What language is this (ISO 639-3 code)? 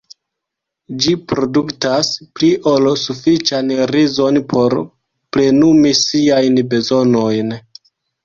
epo